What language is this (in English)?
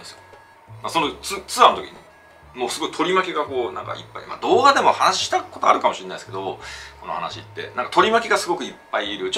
Japanese